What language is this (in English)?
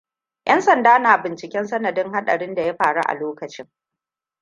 Hausa